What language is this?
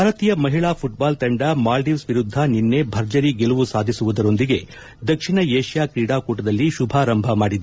Kannada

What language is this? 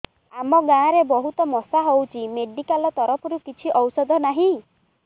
Odia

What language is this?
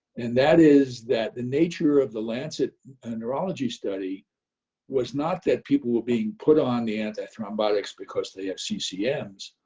English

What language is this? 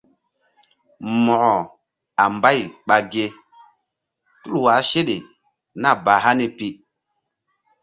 Mbum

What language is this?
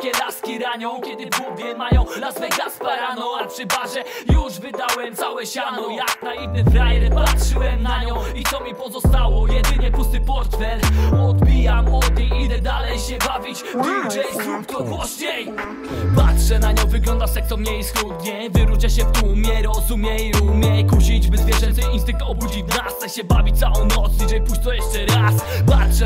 Polish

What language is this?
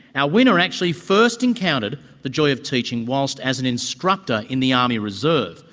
English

